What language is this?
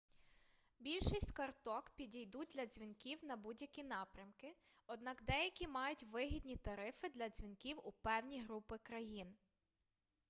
Ukrainian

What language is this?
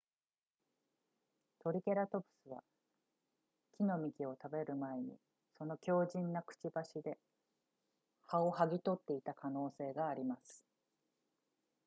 Japanese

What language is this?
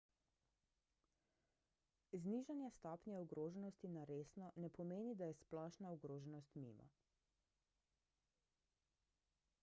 Slovenian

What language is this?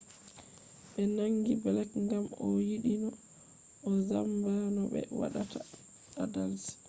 Fula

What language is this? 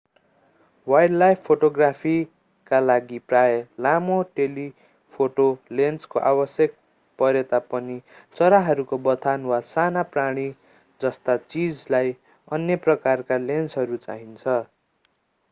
Nepali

